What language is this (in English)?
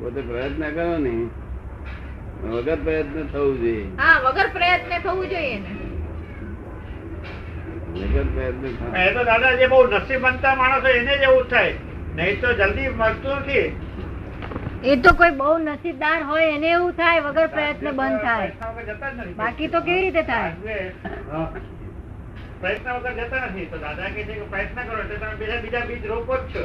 Gujarati